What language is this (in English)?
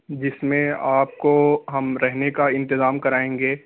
Urdu